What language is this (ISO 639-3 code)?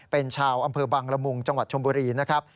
tha